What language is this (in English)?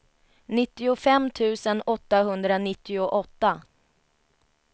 Swedish